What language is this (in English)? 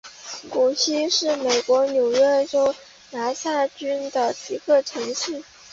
Chinese